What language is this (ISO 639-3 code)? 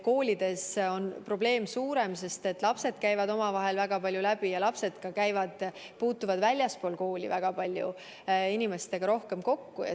est